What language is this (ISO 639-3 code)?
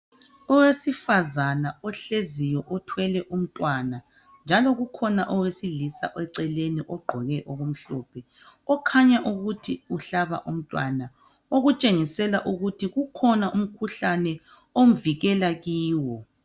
nde